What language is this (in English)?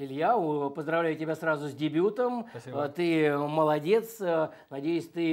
Russian